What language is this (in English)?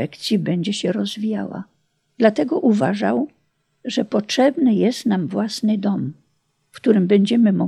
Polish